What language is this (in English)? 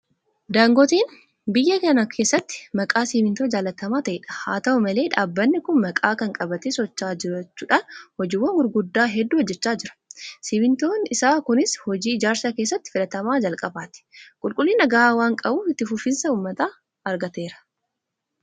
Oromo